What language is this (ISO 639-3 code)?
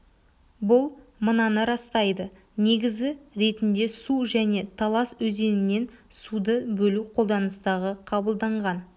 kaz